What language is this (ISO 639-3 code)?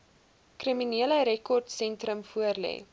afr